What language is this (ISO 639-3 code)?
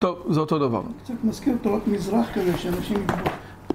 heb